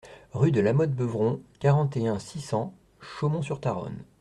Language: French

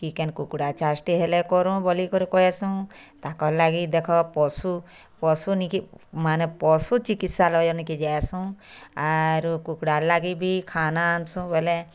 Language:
Odia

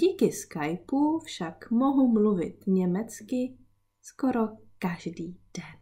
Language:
Czech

